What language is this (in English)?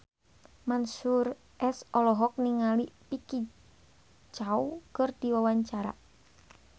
Sundanese